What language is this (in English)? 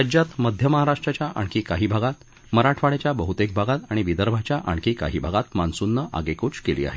Marathi